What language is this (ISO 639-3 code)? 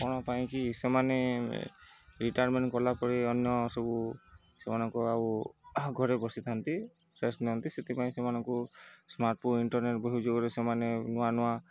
ori